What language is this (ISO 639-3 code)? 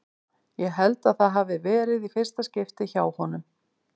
isl